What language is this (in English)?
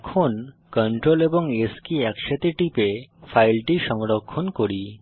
Bangla